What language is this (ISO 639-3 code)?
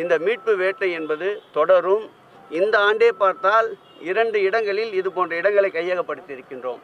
tam